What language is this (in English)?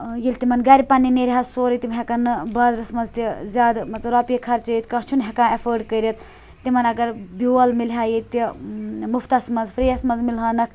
Kashmiri